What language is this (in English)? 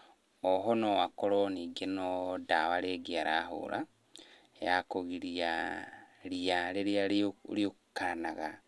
Kikuyu